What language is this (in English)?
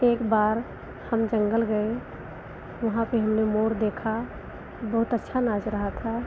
Hindi